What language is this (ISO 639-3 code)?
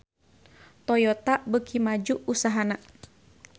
sun